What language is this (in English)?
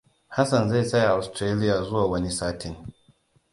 Hausa